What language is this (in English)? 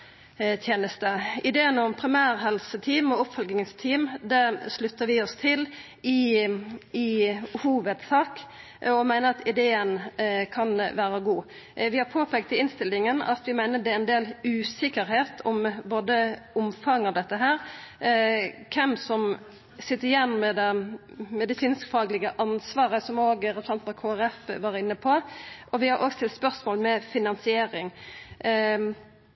Norwegian Nynorsk